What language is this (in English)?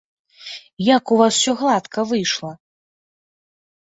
Belarusian